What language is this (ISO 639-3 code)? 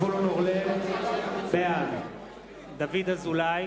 heb